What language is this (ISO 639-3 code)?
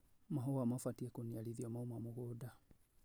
kik